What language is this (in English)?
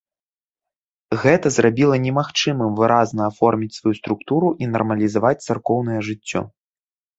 Belarusian